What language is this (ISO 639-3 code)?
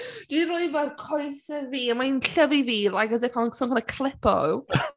cym